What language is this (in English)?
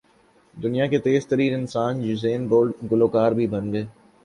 Urdu